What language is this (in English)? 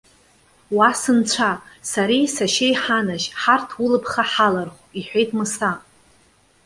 Abkhazian